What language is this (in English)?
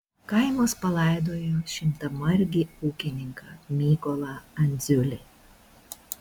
Lithuanian